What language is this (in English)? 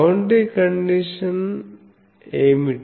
Telugu